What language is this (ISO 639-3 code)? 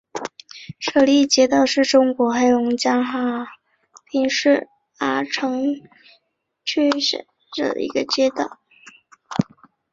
zho